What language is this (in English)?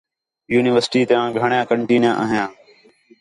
Khetrani